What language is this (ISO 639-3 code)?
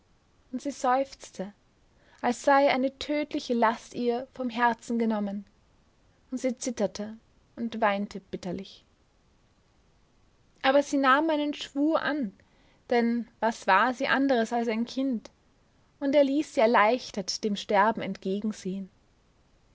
deu